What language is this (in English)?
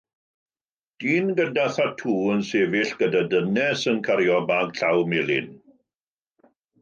Welsh